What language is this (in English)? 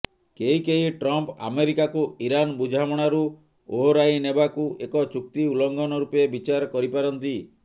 Odia